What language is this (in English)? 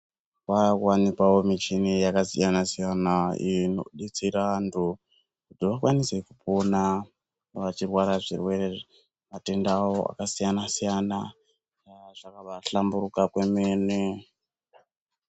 Ndau